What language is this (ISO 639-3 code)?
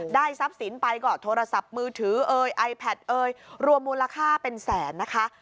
tha